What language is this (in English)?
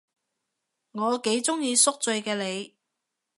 Cantonese